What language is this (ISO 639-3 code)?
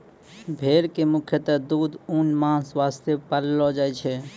mai